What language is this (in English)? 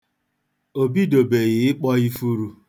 Igbo